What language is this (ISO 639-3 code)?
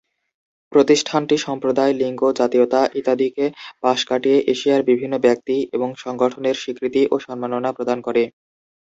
ben